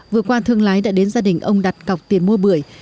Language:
Vietnamese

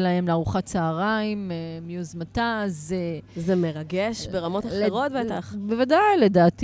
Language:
Hebrew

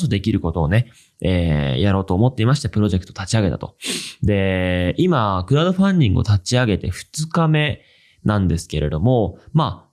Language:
Japanese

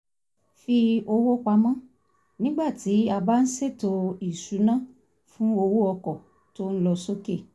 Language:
Yoruba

